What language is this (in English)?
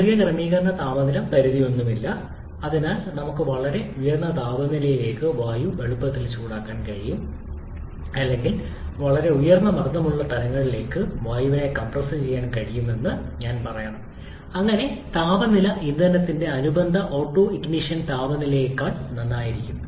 Malayalam